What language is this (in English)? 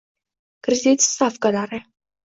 Uzbek